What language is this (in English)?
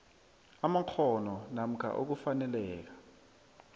South Ndebele